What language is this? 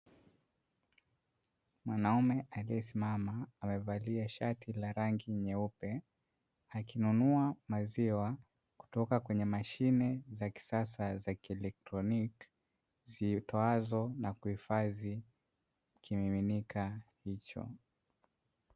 Swahili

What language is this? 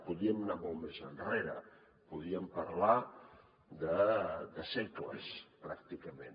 Catalan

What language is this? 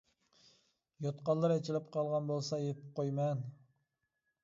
Uyghur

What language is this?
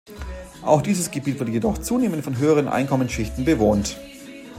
German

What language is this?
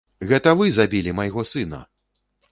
Belarusian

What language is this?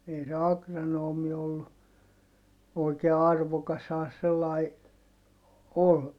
Finnish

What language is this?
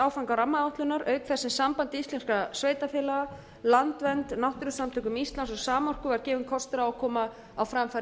Icelandic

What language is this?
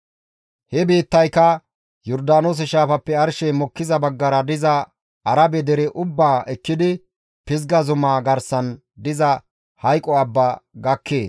Gamo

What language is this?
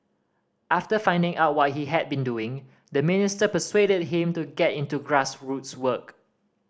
English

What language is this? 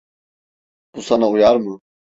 Turkish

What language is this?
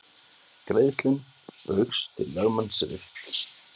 Icelandic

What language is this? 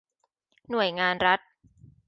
Thai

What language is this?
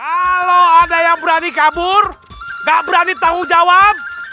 Indonesian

